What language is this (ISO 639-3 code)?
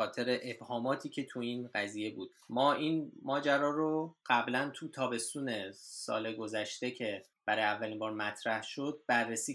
fas